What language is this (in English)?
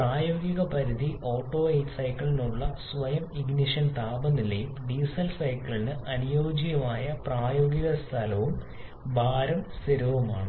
Malayalam